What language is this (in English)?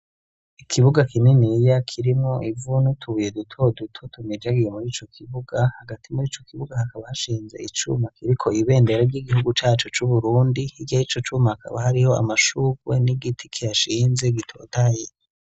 Rundi